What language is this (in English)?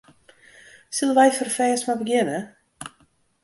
Western Frisian